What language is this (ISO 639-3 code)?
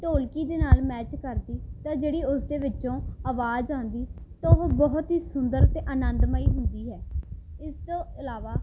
pan